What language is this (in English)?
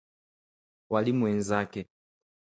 Swahili